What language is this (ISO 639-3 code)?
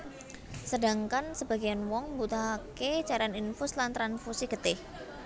jav